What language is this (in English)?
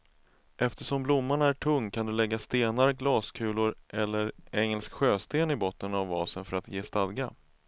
Swedish